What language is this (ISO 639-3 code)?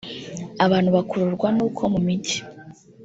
kin